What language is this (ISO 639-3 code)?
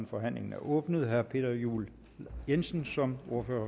dan